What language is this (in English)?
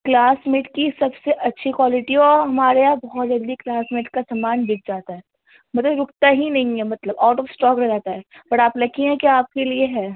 Urdu